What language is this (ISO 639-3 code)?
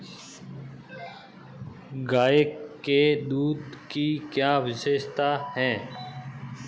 hin